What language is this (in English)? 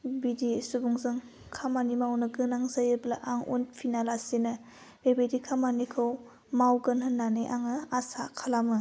Bodo